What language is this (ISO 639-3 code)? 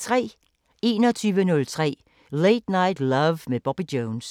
dan